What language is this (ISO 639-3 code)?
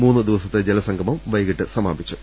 mal